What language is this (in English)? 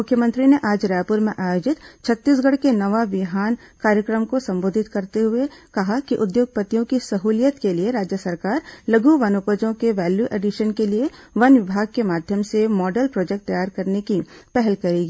Hindi